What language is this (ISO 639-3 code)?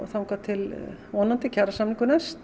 isl